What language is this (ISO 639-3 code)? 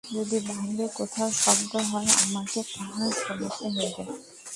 ben